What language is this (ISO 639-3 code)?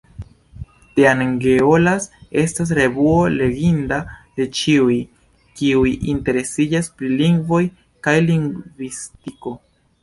epo